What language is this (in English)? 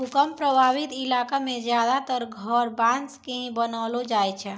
Maithili